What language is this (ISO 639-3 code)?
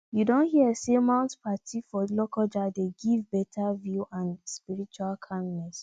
pcm